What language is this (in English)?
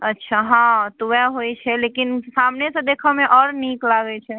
Maithili